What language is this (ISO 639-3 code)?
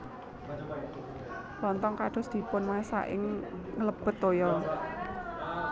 jav